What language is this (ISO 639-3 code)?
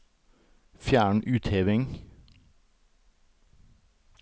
nor